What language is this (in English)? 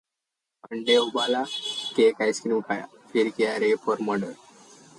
Hindi